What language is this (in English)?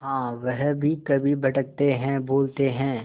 Hindi